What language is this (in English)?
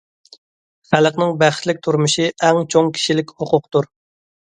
Uyghur